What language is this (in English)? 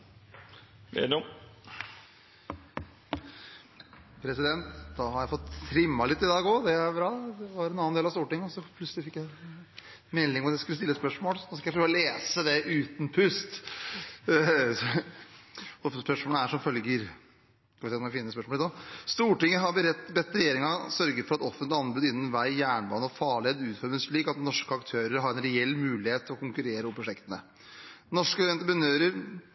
Norwegian